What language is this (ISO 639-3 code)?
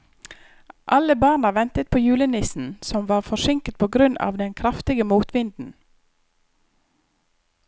nor